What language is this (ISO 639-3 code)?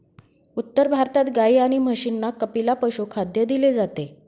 mar